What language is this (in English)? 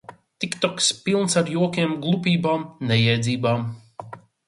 Latvian